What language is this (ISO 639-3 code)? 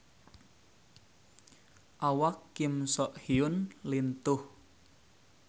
sun